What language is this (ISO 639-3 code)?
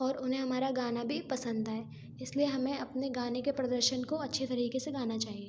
hin